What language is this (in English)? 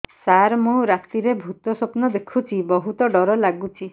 Odia